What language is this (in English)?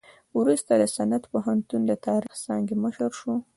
Pashto